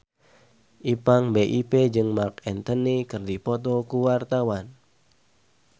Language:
Sundanese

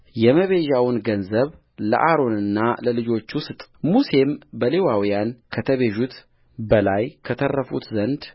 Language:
Amharic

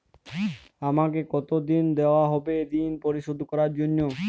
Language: Bangla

